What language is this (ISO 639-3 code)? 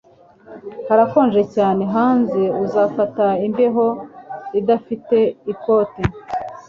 kin